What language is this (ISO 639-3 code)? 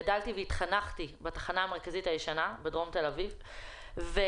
heb